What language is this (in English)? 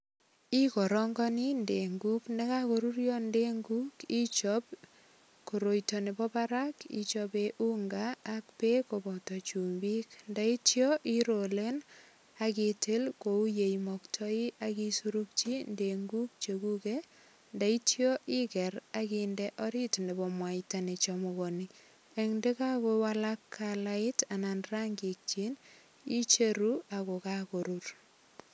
Kalenjin